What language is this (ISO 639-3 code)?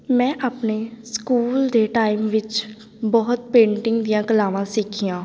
pan